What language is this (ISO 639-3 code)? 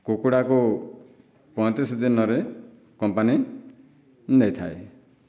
ori